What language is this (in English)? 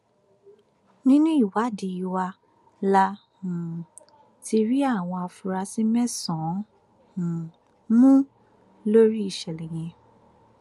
Yoruba